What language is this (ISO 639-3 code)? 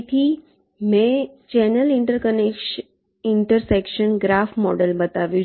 guj